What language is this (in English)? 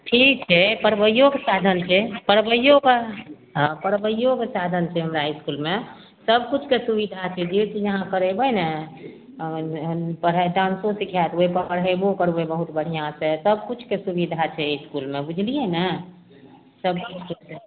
Maithili